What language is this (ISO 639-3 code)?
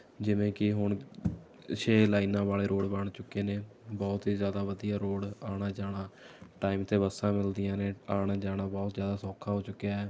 pan